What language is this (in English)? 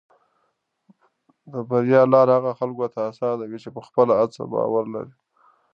Pashto